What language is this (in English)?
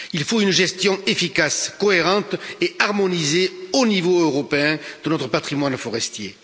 French